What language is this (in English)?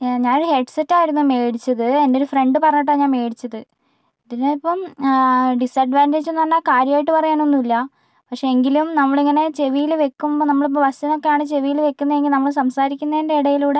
Malayalam